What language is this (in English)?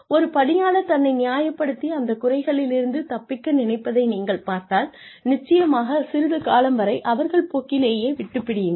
Tamil